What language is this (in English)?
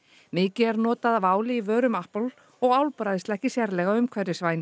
Icelandic